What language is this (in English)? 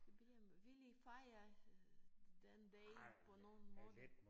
Danish